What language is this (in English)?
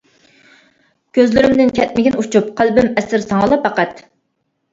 Uyghur